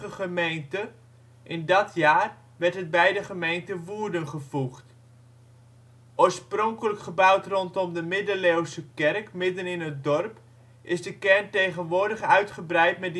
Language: Dutch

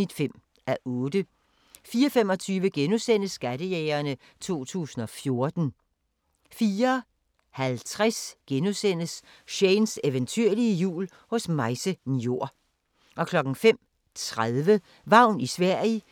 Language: Danish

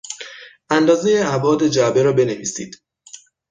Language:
Persian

